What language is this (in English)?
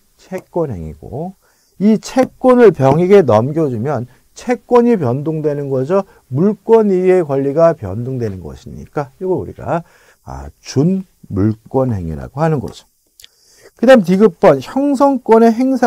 Korean